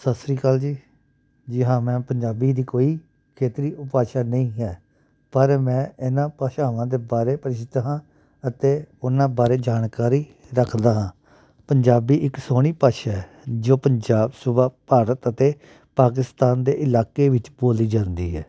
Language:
Punjabi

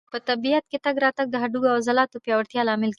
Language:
Pashto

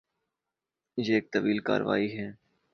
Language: Urdu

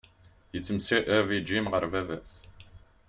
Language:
Kabyle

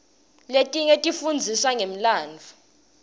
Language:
Swati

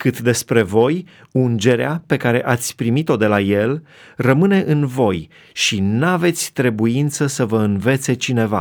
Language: Romanian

